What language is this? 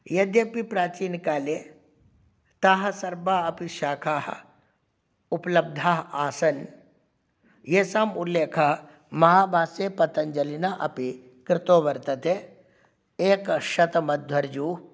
Sanskrit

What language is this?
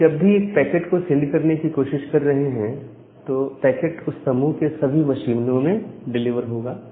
Hindi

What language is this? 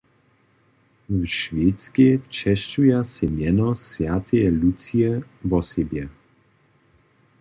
Upper Sorbian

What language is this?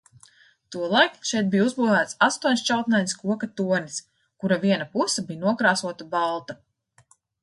Latvian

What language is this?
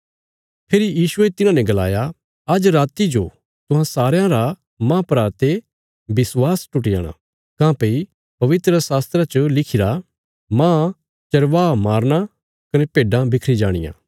Bilaspuri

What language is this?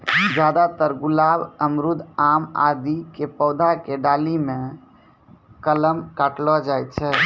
Maithili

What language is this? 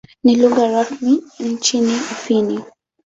Swahili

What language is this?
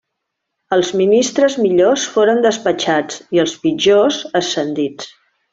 Catalan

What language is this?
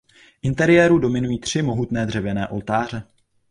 Czech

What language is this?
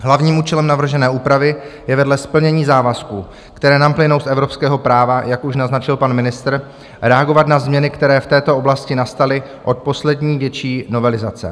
Czech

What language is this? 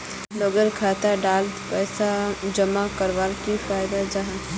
Magahi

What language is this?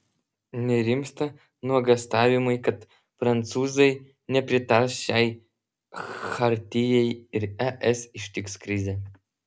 Lithuanian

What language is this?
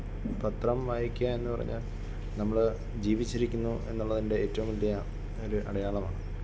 Malayalam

